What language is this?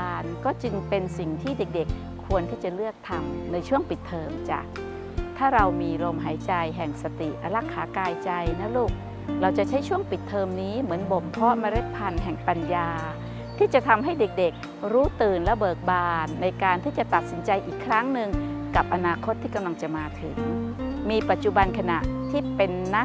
Thai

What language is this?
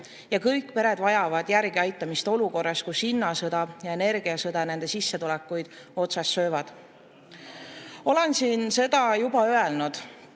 Estonian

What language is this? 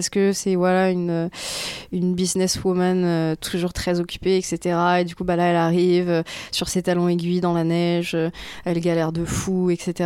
French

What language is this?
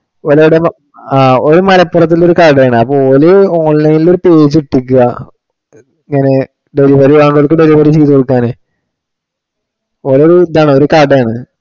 Malayalam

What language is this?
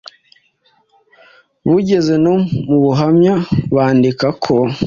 Kinyarwanda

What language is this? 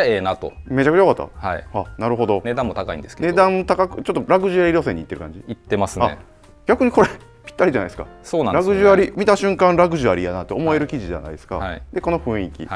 Japanese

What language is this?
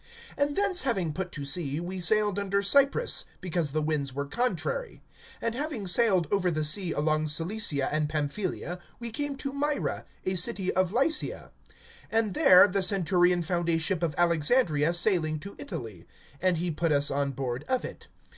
English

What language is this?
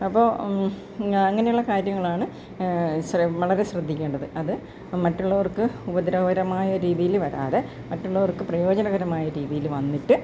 Malayalam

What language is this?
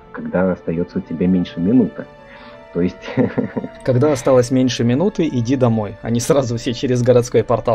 Russian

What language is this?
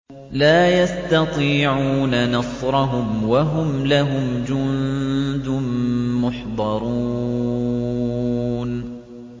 Arabic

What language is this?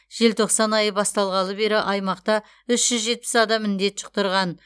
Kazakh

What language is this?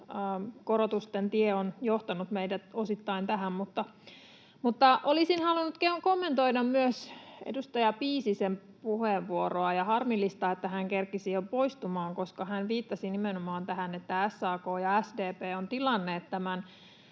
Finnish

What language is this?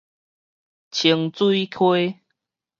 Min Nan Chinese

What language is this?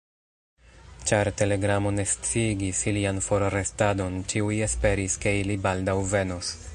Esperanto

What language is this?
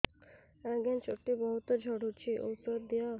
Odia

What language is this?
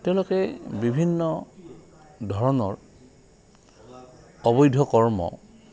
Assamese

